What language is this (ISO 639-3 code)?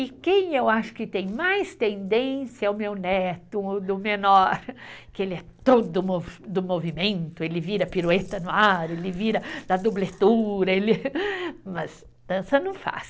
por